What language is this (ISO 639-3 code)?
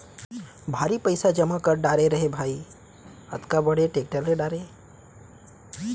hne